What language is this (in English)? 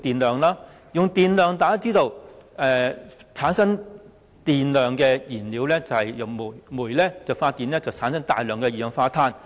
Cantonese